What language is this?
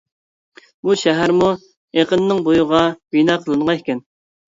Uyghur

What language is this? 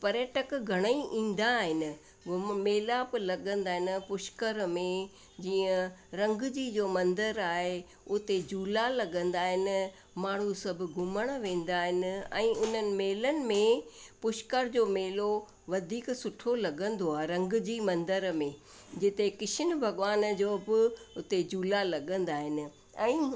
Sindhi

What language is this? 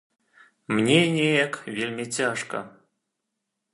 Belarusian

